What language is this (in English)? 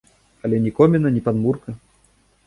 Belarusian